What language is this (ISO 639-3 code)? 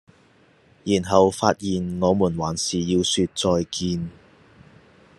yue